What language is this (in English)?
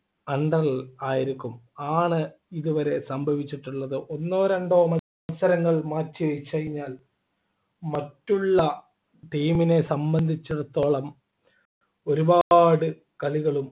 Malayalam